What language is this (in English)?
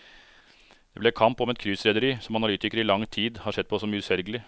Norwegian